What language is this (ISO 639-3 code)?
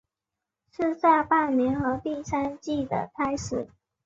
zho